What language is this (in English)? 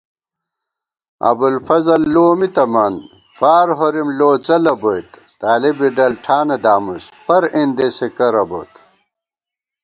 Gawar-Bati